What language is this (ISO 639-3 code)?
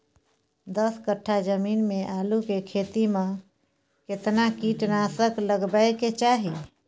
mai